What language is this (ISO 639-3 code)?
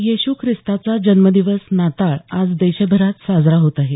mar